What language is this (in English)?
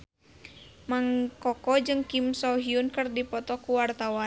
Sundanese